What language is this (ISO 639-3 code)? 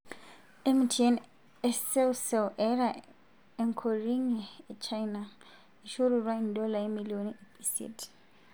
mas